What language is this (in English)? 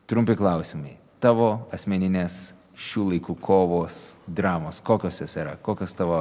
Lithuanian